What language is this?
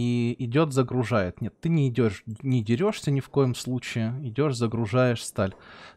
Russian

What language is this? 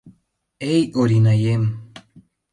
Mari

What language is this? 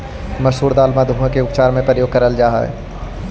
Magahi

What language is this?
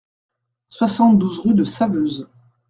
French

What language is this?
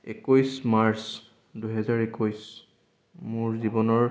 Assamese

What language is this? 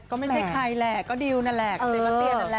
Thai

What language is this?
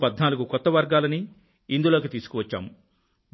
Telugu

